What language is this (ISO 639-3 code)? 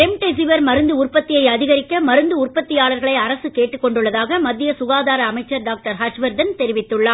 tam